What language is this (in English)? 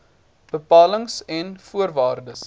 Afrikaans